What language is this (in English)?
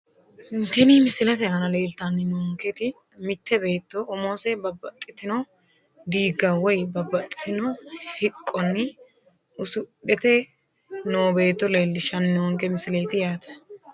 Sidamo